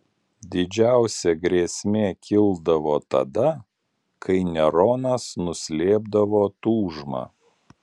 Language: Lithuanian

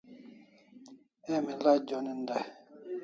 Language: Kalasha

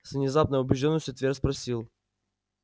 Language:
Russian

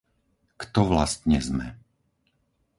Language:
Slovak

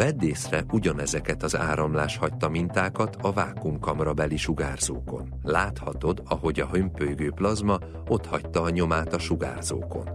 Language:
Hungarian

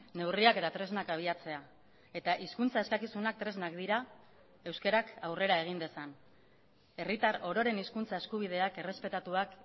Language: Basque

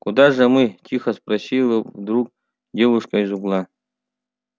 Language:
Russian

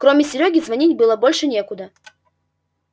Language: Russian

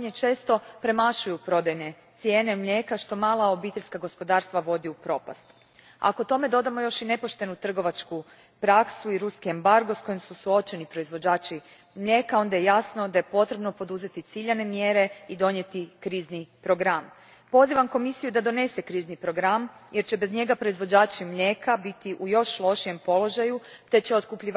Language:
Croatian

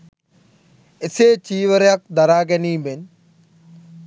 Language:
Sinhala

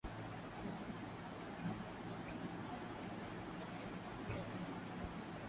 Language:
Swahili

